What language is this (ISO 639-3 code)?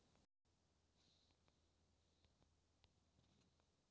hne